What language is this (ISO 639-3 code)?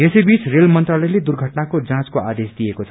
nep